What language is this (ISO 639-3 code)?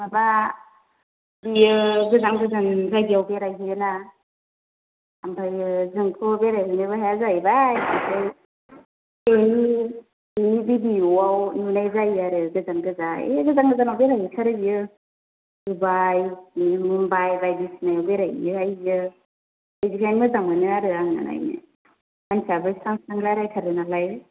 brx